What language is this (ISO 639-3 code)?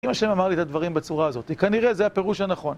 heb